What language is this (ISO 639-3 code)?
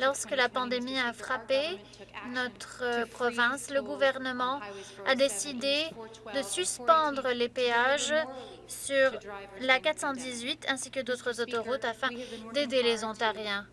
fra